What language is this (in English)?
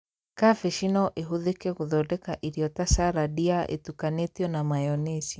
Kikuyu